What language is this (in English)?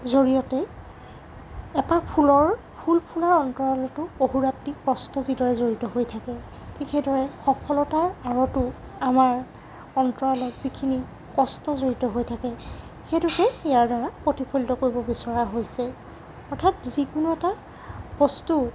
Assamese